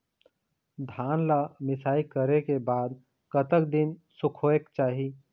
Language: Chhattisgarhi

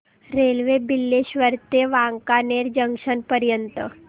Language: Marathi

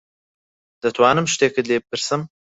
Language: Central Kurdish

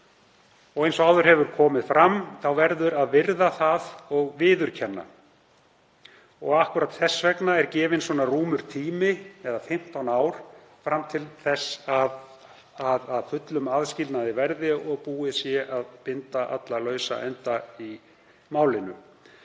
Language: Icelandic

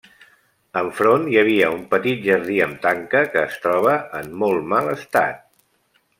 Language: Catalan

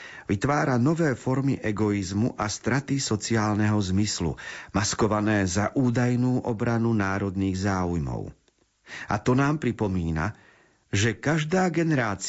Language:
Slovak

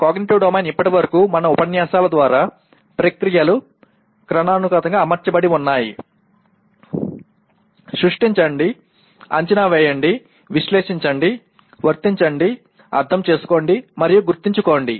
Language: Telugu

